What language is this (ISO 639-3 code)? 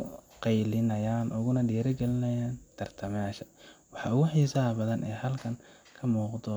som